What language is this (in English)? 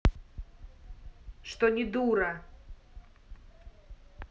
Russian